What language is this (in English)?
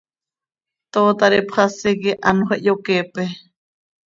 Seri